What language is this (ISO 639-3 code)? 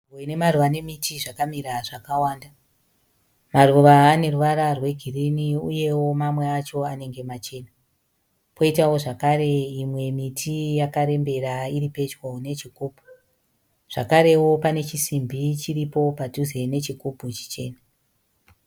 sna